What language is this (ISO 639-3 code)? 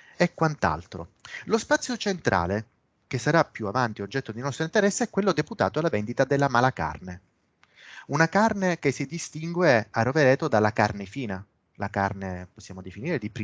ita